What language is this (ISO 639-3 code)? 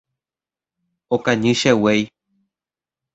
grn